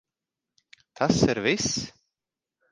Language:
Latvian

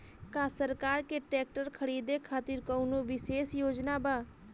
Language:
Bhojpuri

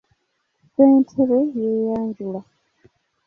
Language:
Ganda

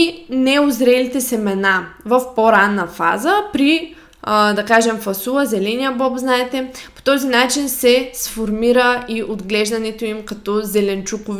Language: Bulgarian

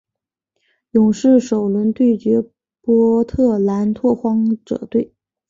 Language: Chinese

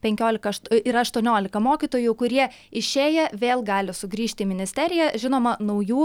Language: Lithuanian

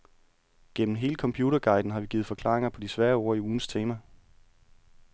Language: Danish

